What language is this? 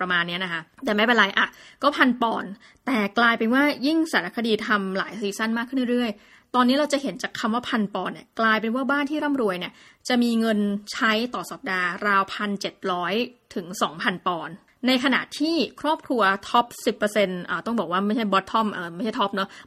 Thai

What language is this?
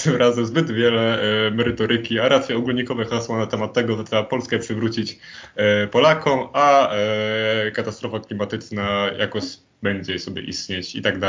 Polish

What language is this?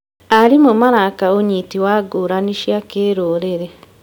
Kikuyu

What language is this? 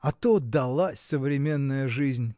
Russian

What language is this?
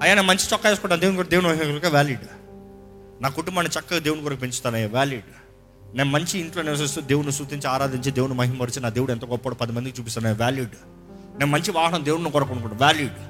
Telugu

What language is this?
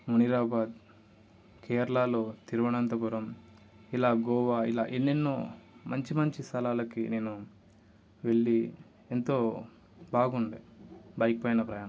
Telugu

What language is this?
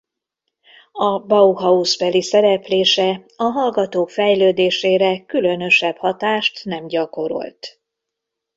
Hungarian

